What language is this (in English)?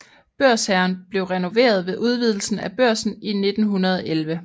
Danish